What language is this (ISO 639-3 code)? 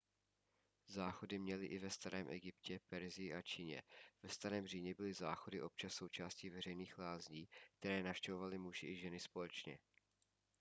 ces